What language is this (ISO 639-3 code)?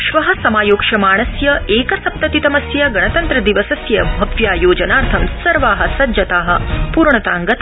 san